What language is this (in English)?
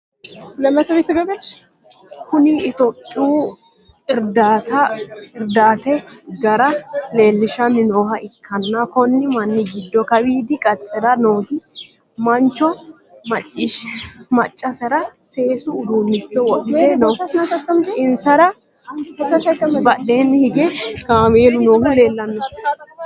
Sidamo